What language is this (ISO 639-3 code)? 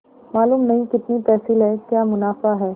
hin